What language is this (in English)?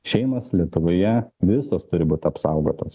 Lithuanian